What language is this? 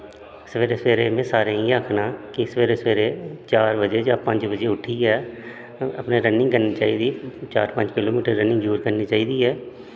Dogri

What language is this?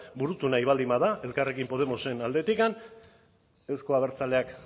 Basque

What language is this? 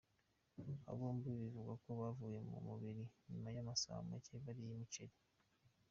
Kinyarwanda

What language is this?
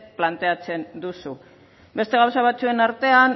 Basque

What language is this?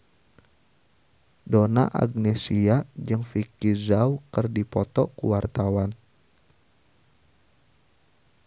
Sundanese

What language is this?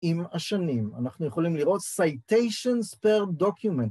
Hebrew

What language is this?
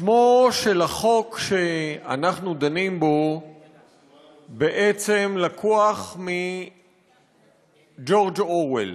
Hebrew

